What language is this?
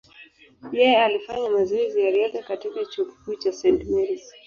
Swahili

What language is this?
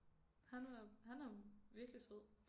Danish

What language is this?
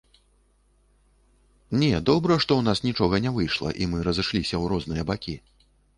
Belarusian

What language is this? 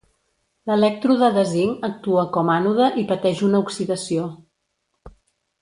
Catalan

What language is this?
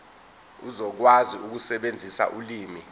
Zulu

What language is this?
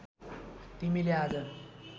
Nepali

